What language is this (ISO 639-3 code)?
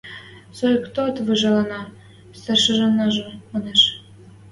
mrj